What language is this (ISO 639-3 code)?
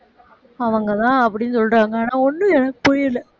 tam